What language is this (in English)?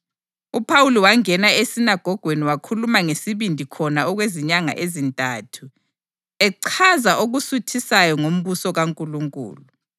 North Ndebele